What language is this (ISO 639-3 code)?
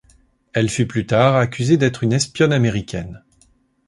fra